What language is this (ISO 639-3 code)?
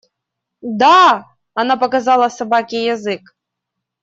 rus